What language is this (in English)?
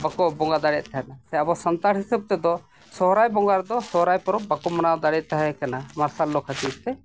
Santali